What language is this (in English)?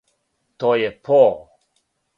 Serbian